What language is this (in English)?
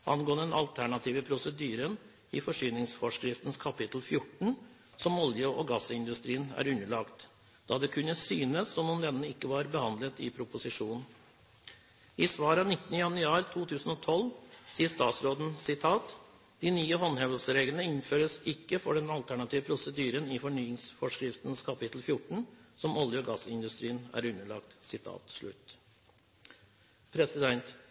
Norwegian Bokmål